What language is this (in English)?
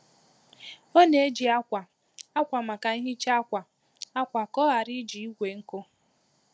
Igbo